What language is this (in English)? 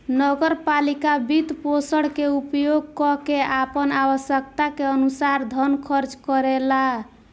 Bhojpuri